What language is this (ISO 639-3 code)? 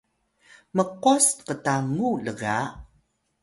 tay